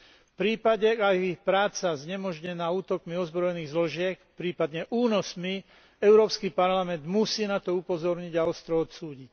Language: Slovak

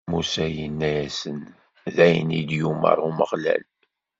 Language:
Kabyle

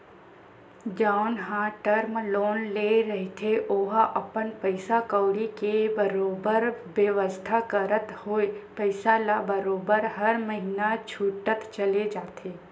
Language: Chhattisgarhi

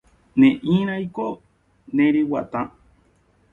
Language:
Guarani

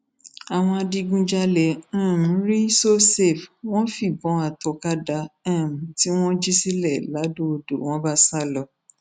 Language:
Yoruba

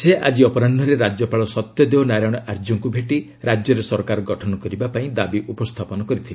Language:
Odia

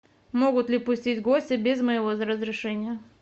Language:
Russian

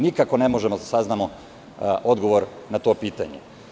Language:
Serbian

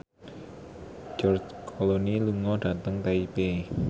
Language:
Javanese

